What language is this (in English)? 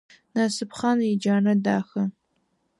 Adyghe